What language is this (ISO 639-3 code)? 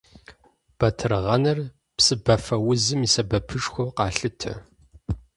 kbd